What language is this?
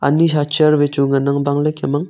Wancho Naga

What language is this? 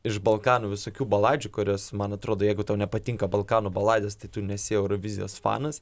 Lithuanian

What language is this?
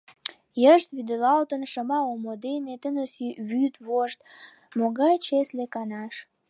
Mari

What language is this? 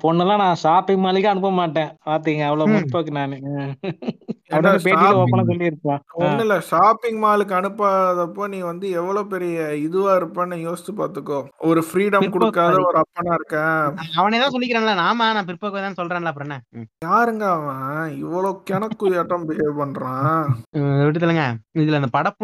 Tamil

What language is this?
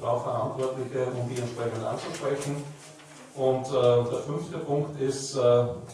German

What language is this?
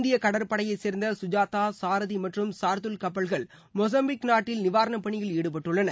Tamil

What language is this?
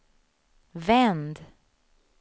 Swedish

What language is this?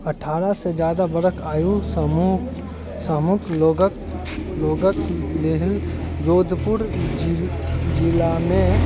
Maithili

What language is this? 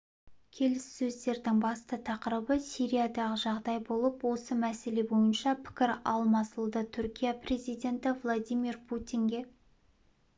Kazakh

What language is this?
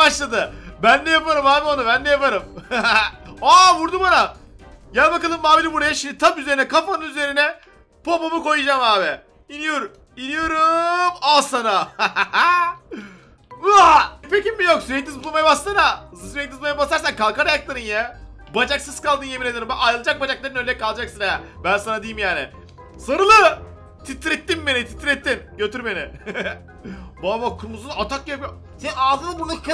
Turkish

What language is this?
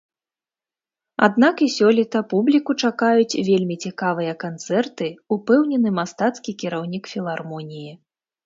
Belarusian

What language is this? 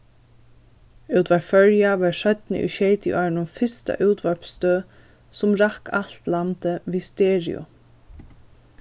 Faroese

